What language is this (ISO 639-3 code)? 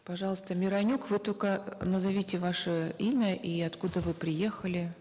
kaz